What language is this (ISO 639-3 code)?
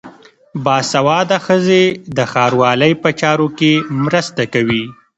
pus